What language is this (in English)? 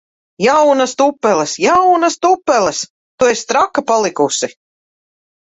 Latvian